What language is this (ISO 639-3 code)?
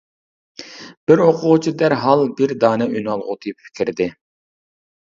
uig